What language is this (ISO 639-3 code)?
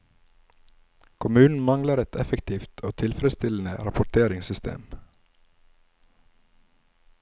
nor